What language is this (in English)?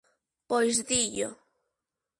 Galician